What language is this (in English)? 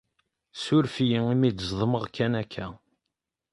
Kabyle